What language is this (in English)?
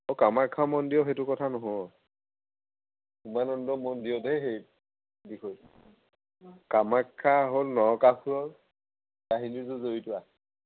Assamese